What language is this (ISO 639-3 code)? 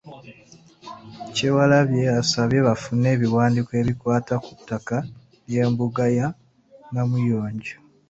lug